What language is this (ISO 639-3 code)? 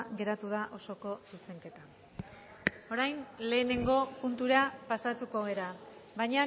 eus